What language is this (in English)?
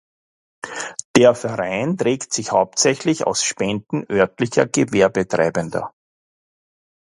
German